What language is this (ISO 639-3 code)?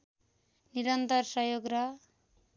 nep